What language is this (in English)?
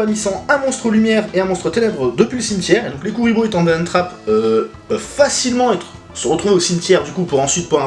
French